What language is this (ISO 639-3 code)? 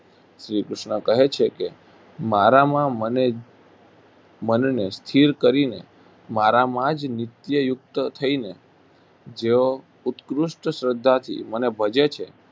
guj